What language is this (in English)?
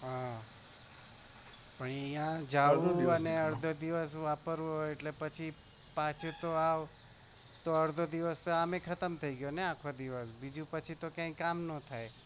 Gujarati